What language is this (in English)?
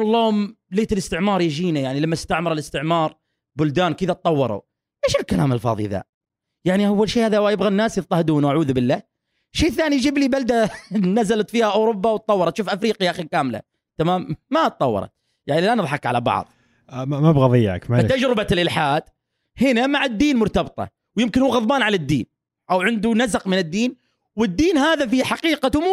Arabic